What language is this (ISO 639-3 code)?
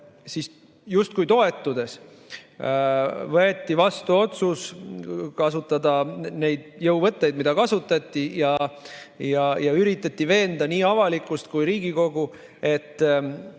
est